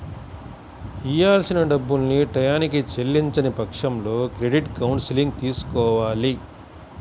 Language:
Telugu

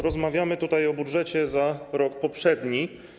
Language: Polish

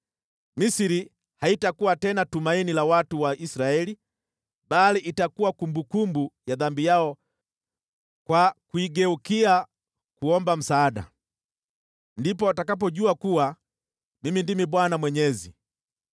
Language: Swahili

